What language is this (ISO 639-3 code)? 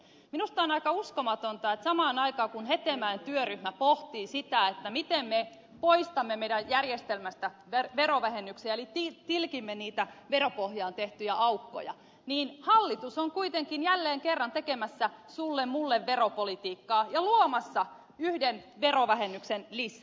fin